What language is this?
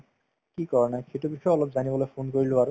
Assamese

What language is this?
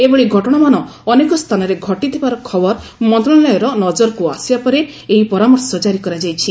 Odia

